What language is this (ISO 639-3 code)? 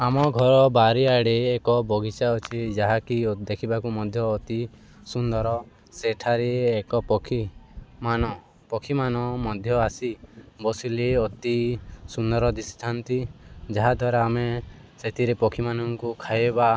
ori